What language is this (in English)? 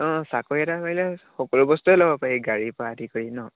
Assamese